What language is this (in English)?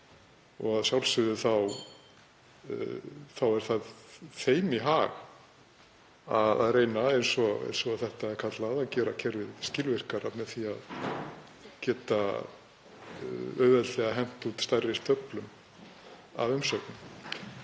Icelandic